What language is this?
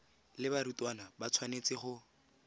Tswana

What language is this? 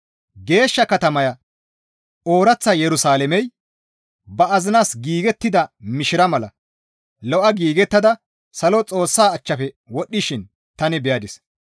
Gamo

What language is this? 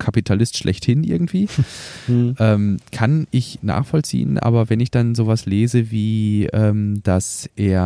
German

